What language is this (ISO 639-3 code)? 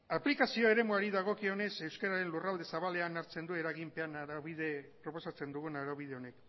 eus